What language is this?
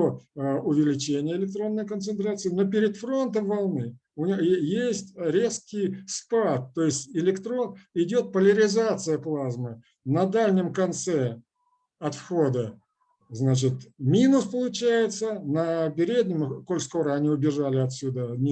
Russian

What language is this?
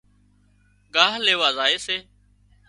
Wadiyara Koli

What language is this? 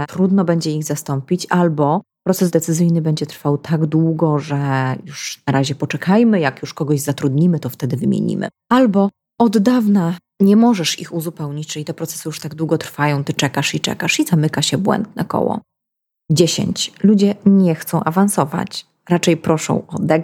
Polish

